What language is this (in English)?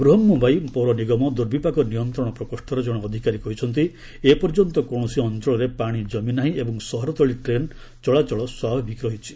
Odia